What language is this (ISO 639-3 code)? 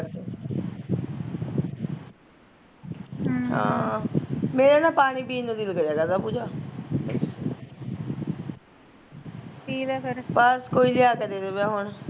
pan